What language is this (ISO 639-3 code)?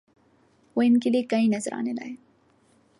urd